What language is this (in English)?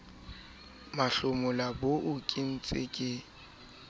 Southern Sotho